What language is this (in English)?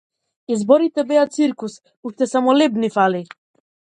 Macedonian